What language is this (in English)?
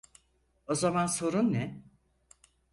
Turkish